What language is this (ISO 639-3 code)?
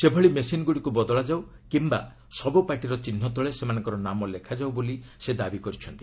ori